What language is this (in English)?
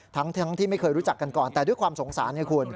Thai